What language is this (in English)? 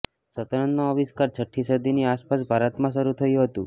Gujarati